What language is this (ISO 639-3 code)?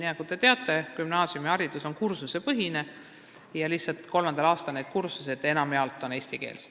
est